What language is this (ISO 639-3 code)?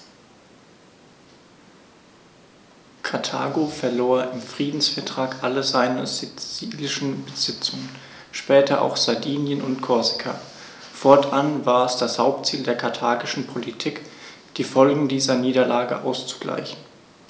deu